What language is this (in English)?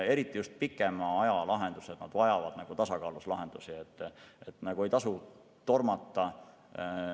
Estonian